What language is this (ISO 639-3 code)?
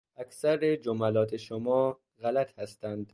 fas